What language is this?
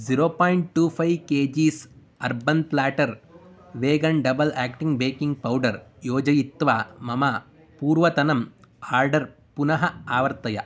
Sanskrit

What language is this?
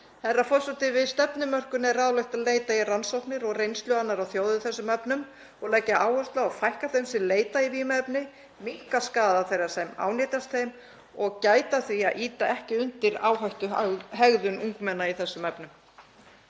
Icelandic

